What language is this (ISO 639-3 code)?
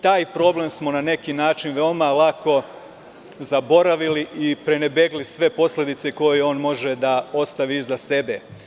srp